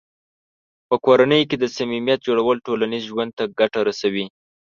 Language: Pashto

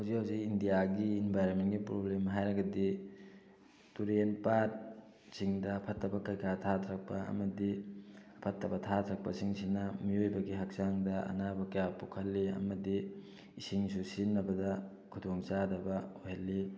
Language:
Manipuri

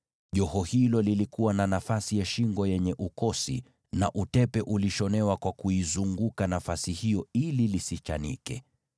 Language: Swahili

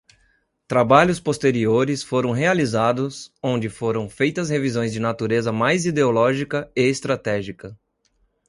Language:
Portuguese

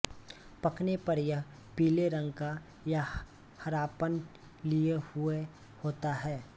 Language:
Hindi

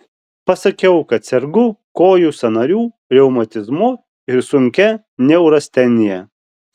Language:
Lithuanian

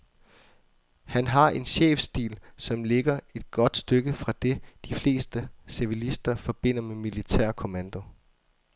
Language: Danish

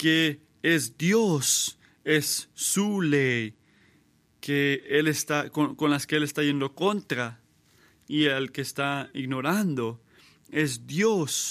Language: Spanish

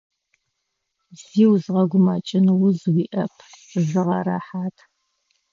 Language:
Adyghe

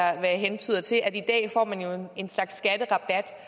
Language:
Danish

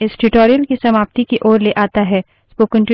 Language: Hindi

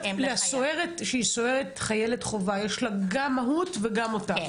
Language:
Hebrew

